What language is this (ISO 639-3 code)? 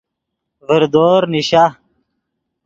ydg